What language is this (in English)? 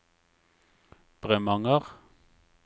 Norwegian